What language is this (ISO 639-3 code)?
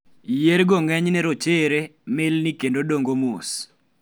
luo